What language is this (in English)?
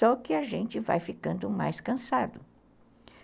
Portuguese